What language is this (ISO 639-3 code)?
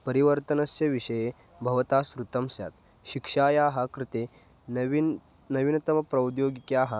san